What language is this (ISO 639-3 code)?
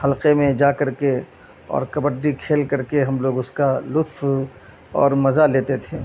urd